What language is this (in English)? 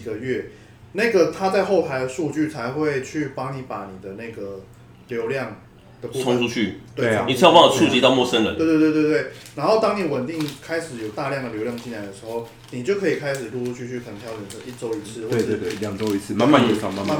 Chinese